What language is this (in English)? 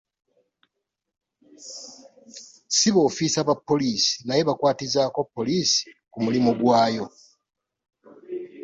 Ganda